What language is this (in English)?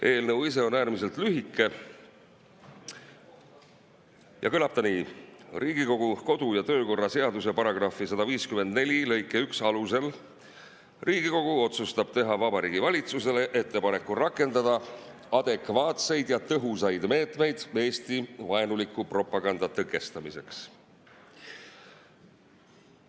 Estonian